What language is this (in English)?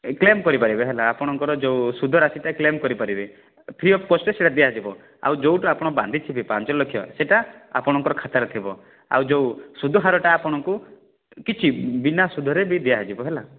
Odia